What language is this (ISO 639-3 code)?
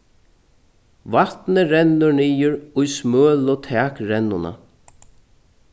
fao